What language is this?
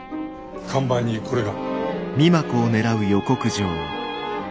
Japanese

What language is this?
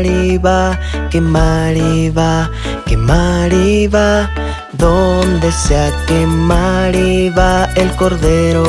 Spanish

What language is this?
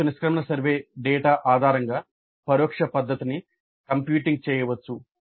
Telugu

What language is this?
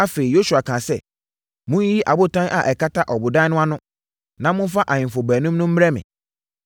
Akan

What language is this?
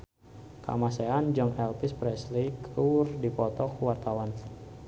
Sundanese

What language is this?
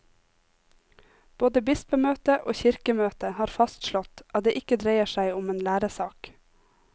Norwegian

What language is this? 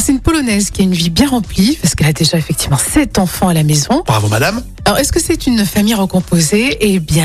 French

